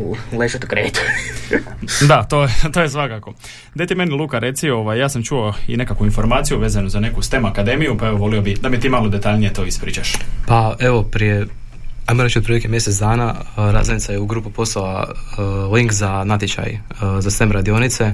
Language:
Croatian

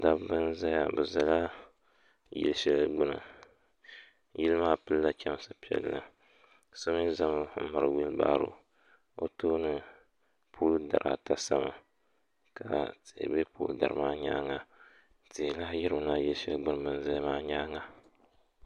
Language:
Dagbani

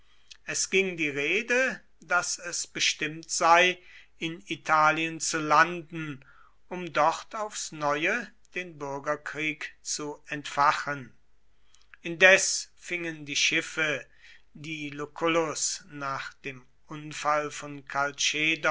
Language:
German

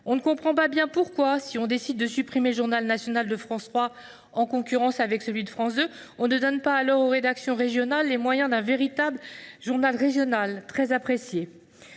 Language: French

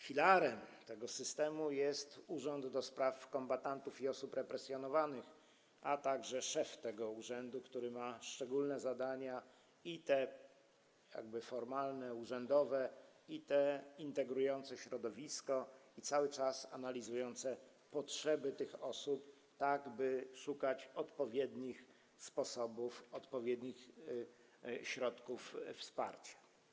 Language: Polish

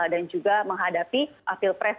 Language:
Indonesian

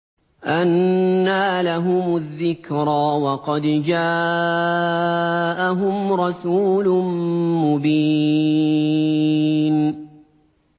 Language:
Arabic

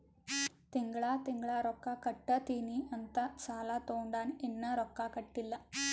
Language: Kannada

